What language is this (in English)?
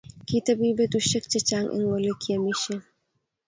Kalenjin